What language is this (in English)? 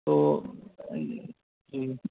Urdu